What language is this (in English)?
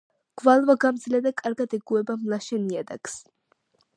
Georgian